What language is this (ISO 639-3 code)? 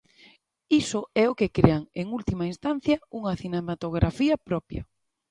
glg